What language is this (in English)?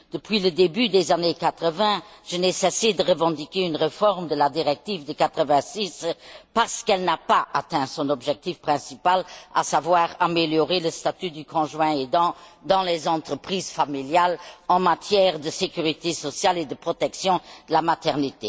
French